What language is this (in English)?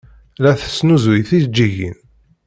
Kabyle